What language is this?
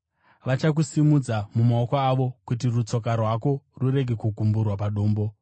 Shona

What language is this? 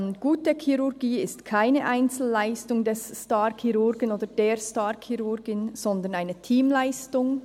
Swiss German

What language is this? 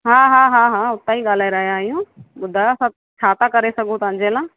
Sindhi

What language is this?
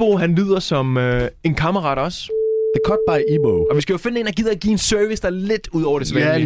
Danish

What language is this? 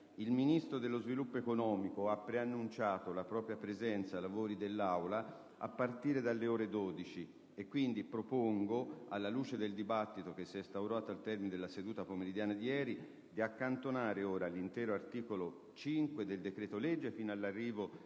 Italian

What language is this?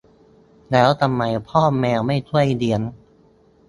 Thai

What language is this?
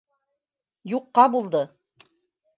Bashkir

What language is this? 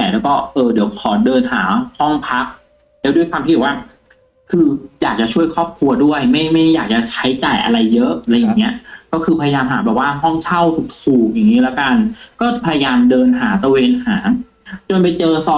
Thai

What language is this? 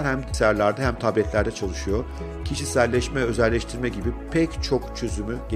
Turkish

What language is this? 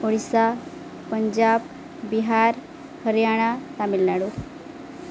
Odia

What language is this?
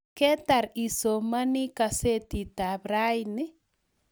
Kalenjin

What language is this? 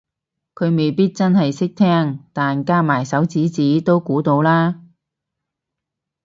Cantonese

